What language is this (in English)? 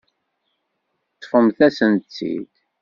Kabyle